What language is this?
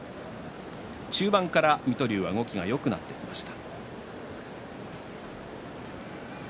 Japanese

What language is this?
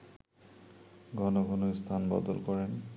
Bangla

